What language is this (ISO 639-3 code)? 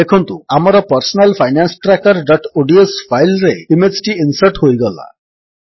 ori